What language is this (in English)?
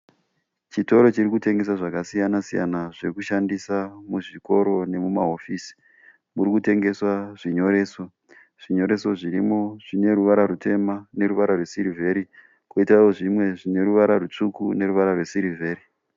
Shona